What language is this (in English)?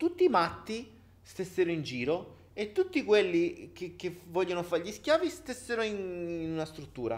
Italian